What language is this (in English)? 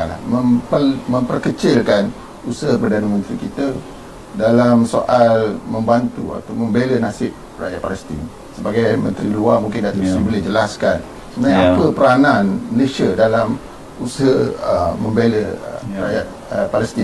Malay